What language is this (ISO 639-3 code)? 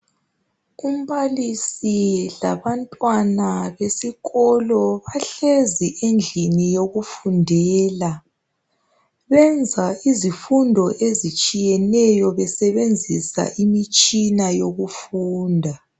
nde